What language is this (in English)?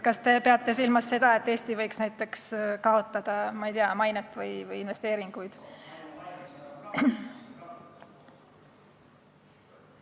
Estonian